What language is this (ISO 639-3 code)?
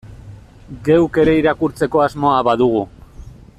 eus